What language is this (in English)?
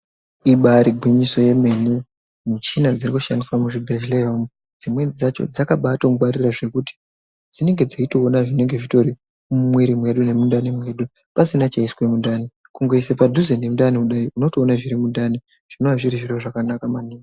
Ndau